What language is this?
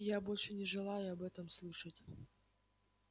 Russian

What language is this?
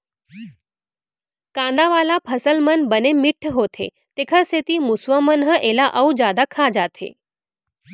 Chhattisgarhi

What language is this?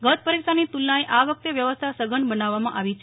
Gujarati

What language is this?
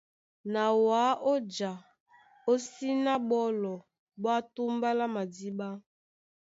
Duala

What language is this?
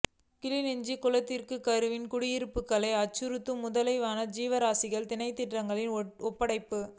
Tamil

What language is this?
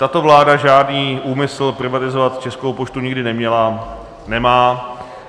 Czech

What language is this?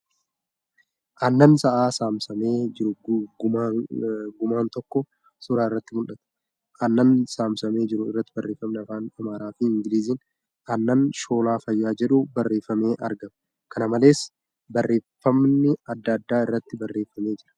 Oromo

